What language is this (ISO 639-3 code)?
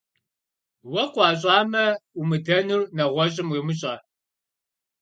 kbd